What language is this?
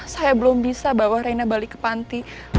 Indonesian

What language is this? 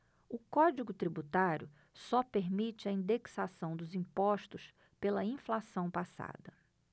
Portuguese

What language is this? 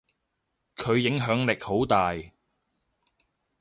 Cantonese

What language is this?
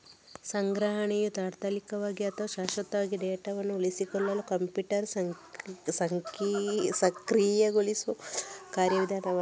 Kannada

